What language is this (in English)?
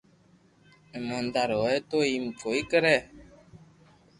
Loarki